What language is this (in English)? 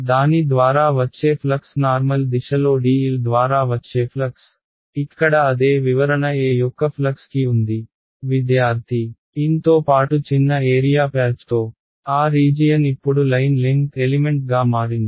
Telugu